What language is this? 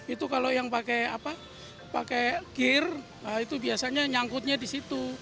Indonesian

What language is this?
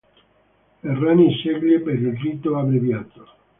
Italian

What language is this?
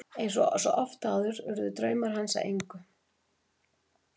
Icelandic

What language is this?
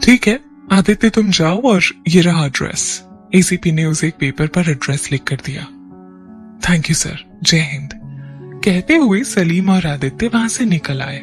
Hindi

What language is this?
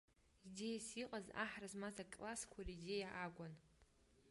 Abkhazian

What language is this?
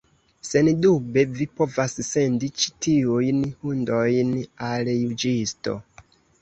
Esperanto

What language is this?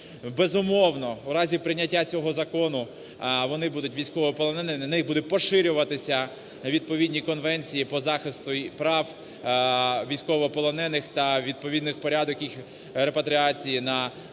Ukrainian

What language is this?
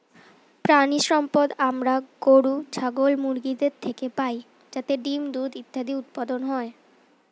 Bangla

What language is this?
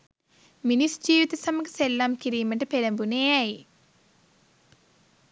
Sinhala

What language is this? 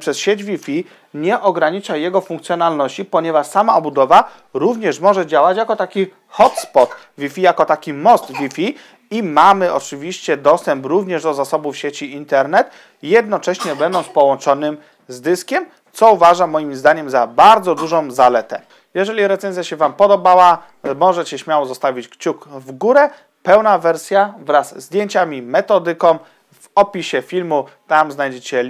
Polish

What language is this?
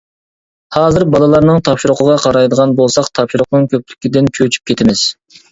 Uyghur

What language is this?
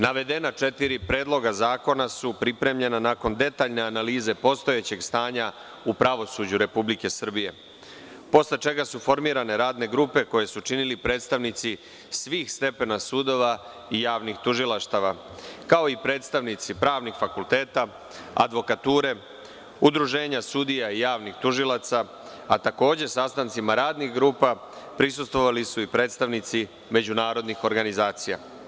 Serbian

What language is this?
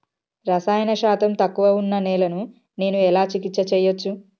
Telugu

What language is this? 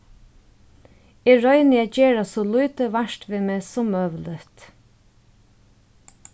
Faroese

